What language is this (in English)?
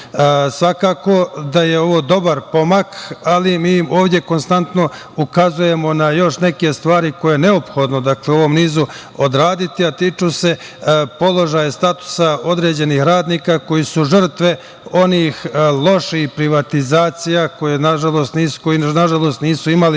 Serbian